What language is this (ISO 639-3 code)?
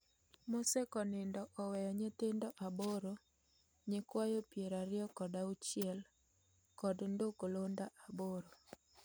luo